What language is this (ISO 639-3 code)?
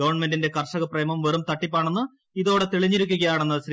mal